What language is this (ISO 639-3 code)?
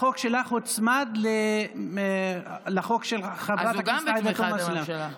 heb